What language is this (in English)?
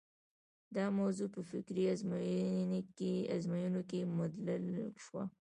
Pashto